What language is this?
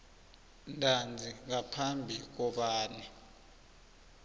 South Ndebele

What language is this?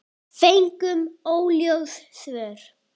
Icelandic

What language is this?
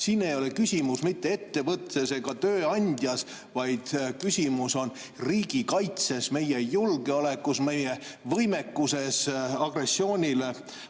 Estonian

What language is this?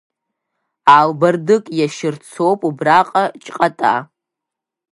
Abkhazian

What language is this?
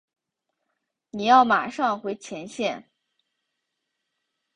Chinese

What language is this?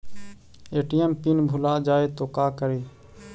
Magahi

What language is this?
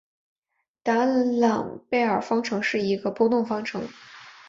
Chinese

